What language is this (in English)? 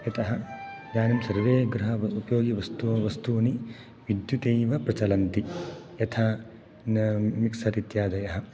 Sanskrit